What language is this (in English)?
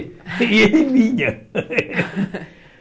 Portuguese